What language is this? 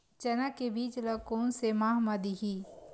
Chhattisgarhi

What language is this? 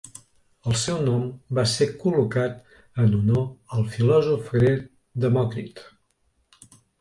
Catalan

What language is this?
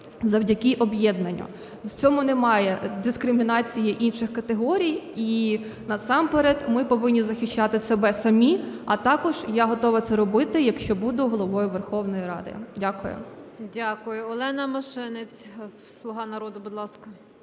Ukrainian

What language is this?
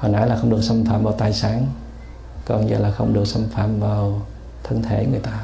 Vietnamese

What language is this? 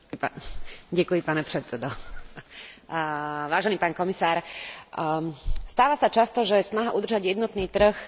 Slovak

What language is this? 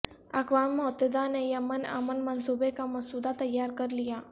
Urdu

